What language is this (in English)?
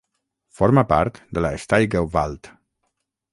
Catalan